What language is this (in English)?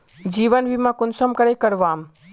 Magahi